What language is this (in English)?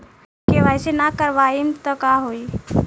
Bhojpuri